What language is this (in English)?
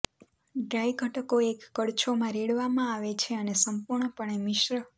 Gujarati